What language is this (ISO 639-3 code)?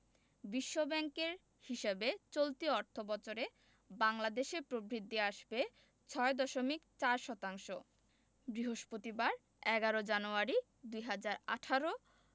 ben